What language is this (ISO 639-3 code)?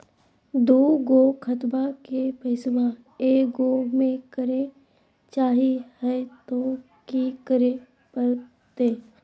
mag